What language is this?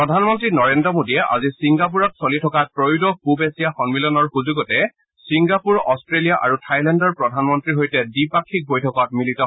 Assamese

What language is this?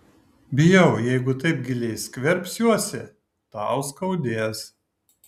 Lithuanian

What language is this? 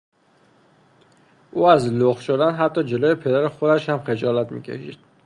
Persian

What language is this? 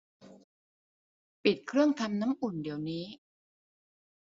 Thai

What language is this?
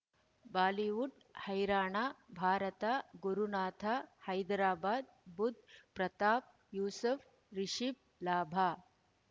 Kannada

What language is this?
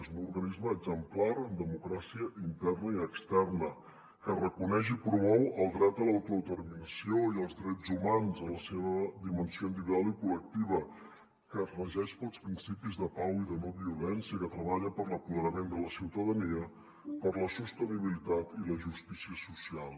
Catalan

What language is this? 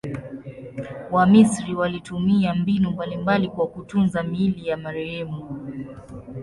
Swahili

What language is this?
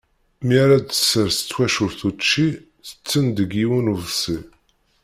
Kabyle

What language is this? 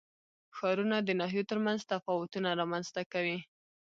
Pashto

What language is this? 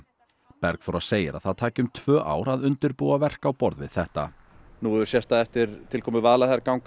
Icelandic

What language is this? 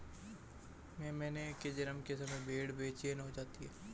Hindi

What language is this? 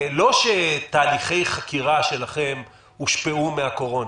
Hebrew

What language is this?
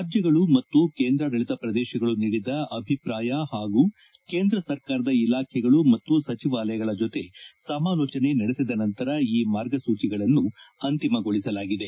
Kannada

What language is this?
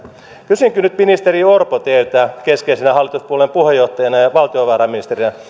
Finnish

